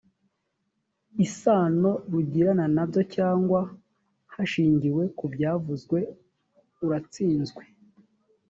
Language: Kinyarwanda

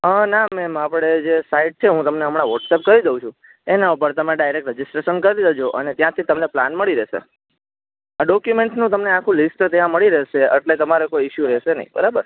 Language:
Gujarati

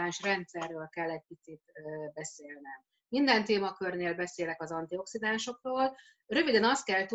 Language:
Hungarian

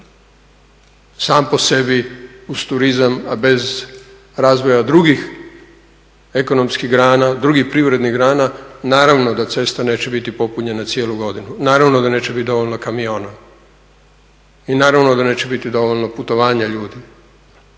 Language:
Croatian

